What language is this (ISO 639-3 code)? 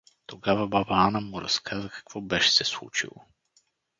bul